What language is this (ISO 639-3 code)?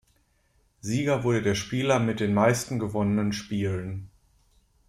deu